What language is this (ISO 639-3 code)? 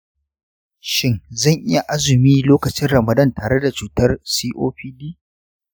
hau